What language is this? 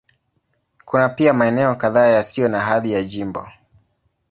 Swahili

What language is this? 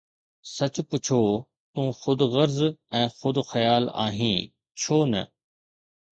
Sindhi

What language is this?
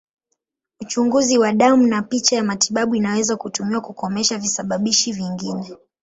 Swahili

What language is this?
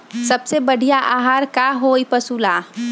Magahi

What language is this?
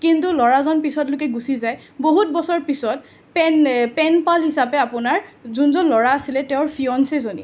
Assamese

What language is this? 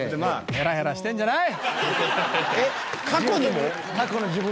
Japanese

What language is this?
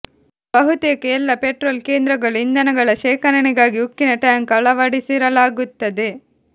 Kannada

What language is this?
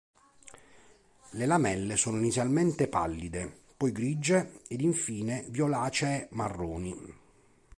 Italian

